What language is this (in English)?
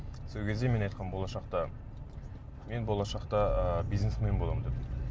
Kazakh